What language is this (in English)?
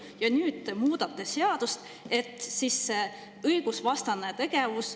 Estonian